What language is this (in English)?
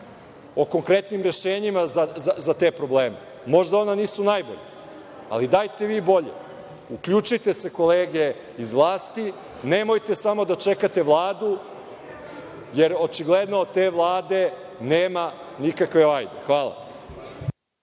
Serbian